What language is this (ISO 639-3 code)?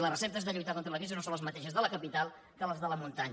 cat